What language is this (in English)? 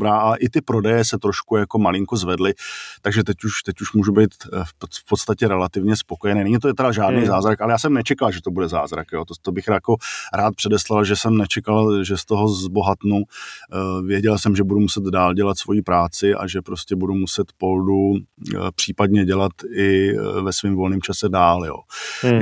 Czech